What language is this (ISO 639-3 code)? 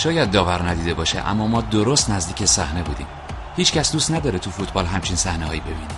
fas